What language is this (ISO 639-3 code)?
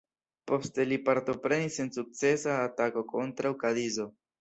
epo